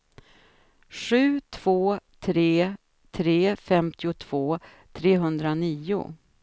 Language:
Swedish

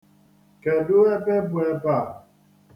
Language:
Igbo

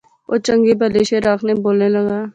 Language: Pahari-Potwari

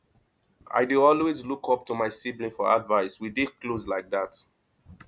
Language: Nigerian Pidgin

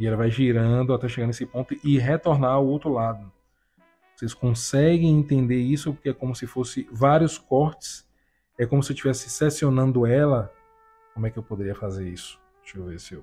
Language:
Portuguese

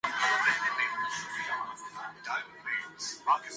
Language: Urdu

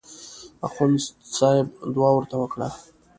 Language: Pashto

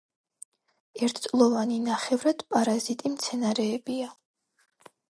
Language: Georgian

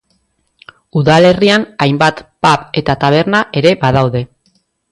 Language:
Basque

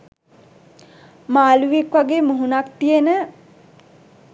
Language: Sinhala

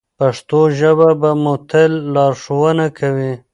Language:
Pashto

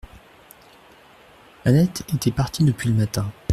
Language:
French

